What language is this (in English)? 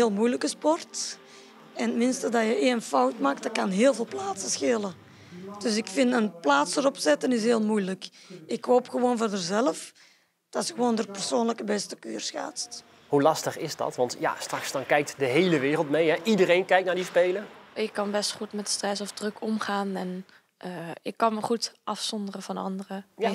Dutch